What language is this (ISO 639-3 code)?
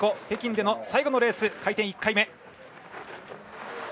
jpn